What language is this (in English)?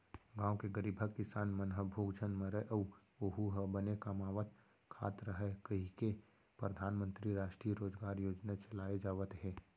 Chhattisgarhi